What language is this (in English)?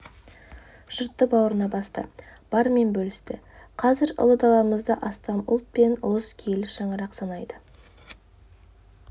Kazakh